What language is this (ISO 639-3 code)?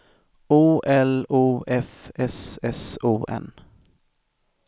swe